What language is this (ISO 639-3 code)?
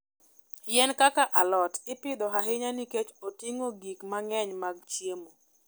luo